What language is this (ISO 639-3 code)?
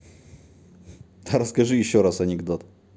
rus